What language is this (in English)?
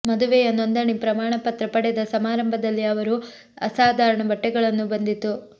Kannada